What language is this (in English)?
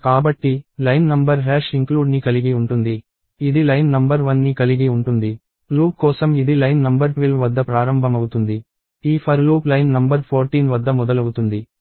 Telugu